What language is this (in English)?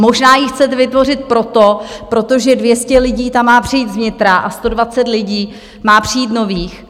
Czech